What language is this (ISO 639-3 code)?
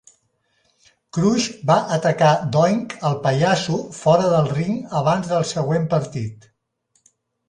cat